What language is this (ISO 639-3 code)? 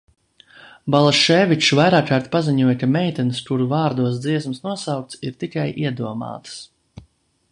lav